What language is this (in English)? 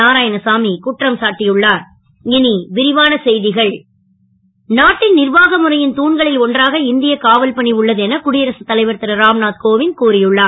Tamil